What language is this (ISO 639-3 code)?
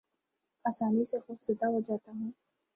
urd